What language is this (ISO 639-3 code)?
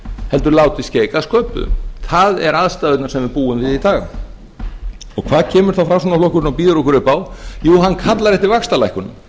isl